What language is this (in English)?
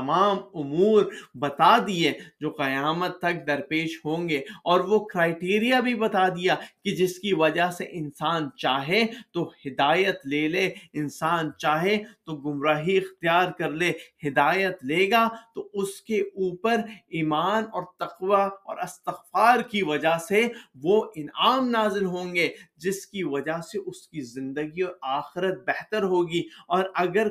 Urdu